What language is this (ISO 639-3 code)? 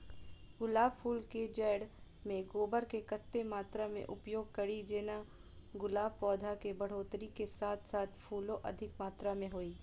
mai